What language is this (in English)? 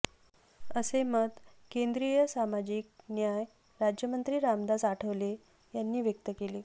Marathi